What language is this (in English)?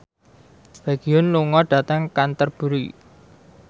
Javanese